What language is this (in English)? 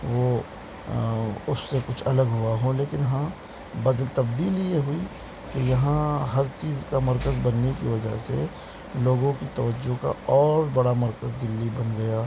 Urdu